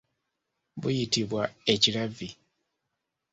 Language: Ganda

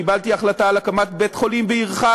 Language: Hebrew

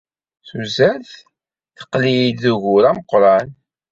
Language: Kabyle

